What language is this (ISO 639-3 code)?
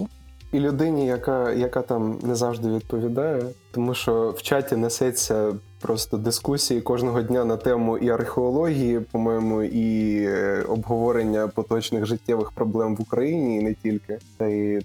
ukr